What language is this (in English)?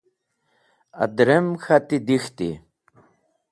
Wakhi